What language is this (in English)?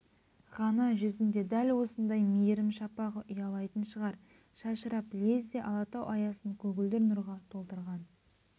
Kazakh